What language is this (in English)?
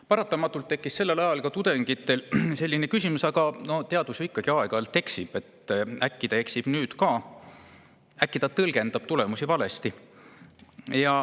Estonian